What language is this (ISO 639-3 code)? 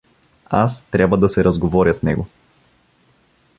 bul